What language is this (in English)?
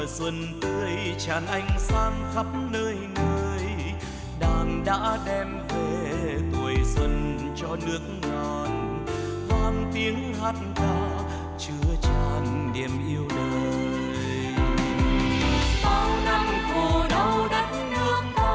Vietnamese